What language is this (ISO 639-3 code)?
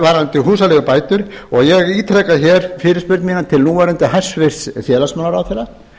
isl